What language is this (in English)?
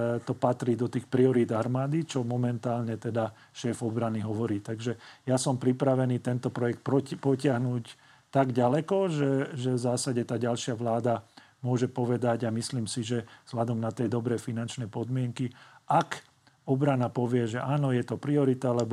Slovak